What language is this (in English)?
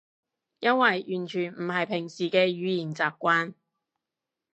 Cantonese